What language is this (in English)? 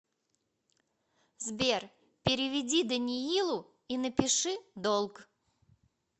Russian